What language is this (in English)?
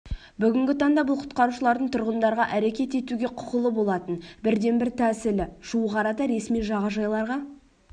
Kazakh